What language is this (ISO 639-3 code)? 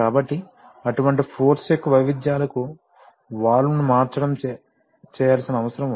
tel